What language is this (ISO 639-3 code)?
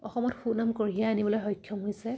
asm